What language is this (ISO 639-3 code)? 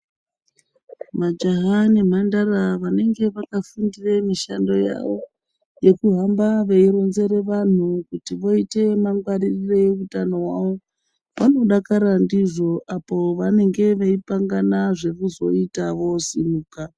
ndc